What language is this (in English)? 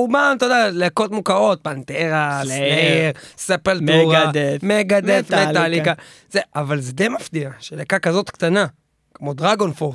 Hebrew